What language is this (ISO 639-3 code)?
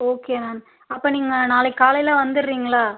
tam